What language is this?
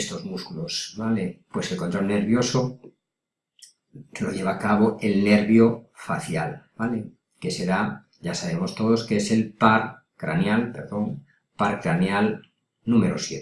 Spanish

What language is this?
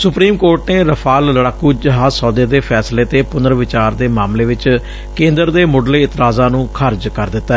Punjabi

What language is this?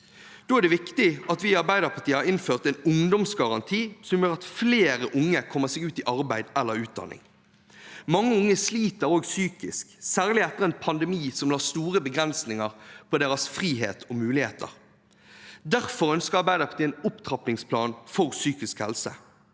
Norwegian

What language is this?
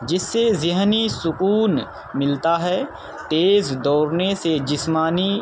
Urdu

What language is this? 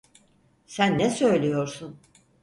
Turkish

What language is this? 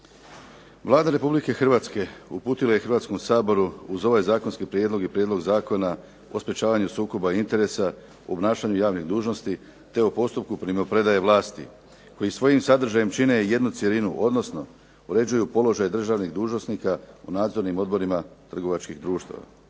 Croatian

